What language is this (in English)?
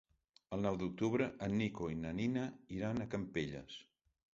Catalan